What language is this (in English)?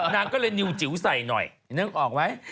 Thai